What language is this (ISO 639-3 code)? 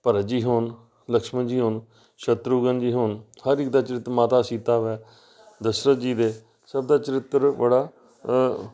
pan